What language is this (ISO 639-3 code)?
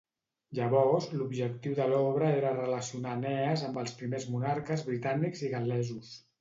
cat